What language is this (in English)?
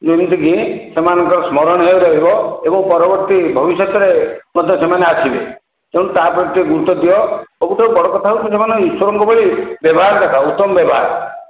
Odia